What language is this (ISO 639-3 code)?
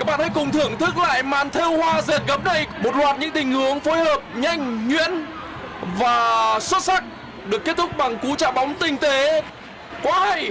vie